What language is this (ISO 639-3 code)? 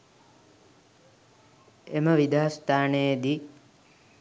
sin